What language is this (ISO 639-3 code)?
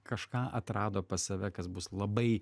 lit